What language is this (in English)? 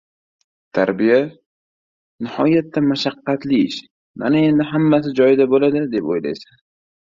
Uzbek